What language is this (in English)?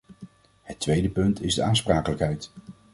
Dutch